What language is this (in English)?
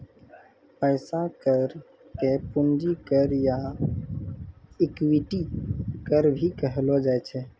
Maithili